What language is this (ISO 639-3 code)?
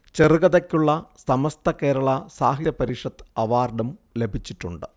mal